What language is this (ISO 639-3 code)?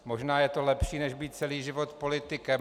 ces